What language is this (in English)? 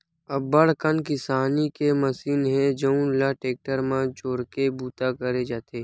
Chhattisgarhi